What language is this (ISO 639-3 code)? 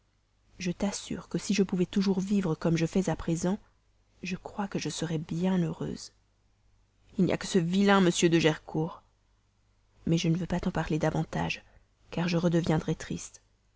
fra